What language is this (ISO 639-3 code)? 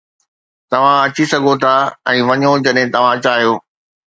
snd